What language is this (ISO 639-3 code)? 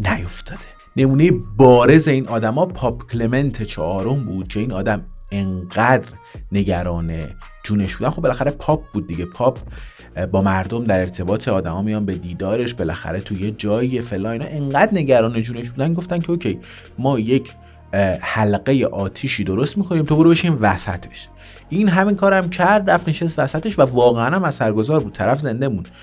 fas